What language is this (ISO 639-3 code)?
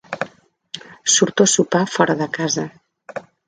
cat